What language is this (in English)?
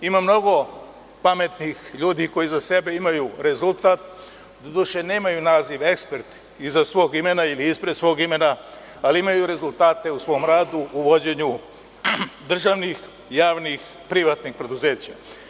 Serbian